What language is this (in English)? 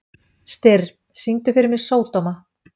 Icelandic